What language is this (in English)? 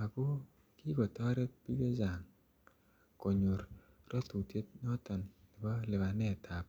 Kalenjin